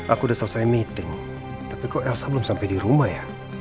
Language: Indonesian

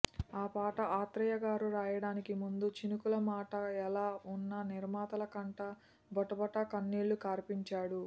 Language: Telugu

